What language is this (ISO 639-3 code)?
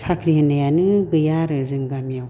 brx